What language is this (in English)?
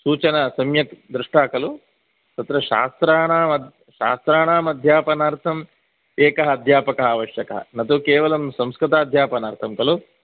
Sanskrit